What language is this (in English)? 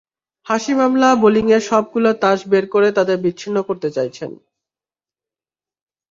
Bangla